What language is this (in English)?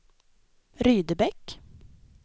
Swedish